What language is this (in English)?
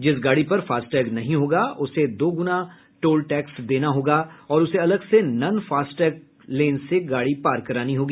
Hindi